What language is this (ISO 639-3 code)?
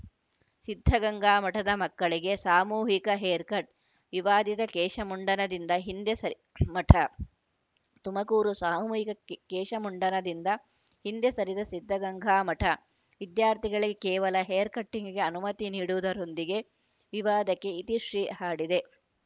kan